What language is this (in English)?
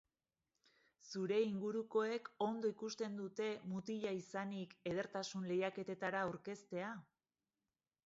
Basque